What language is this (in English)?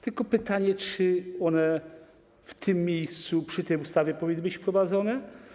Polish